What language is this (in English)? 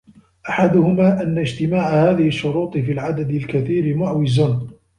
Arabic